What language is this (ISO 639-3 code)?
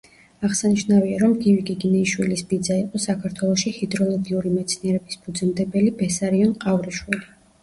kat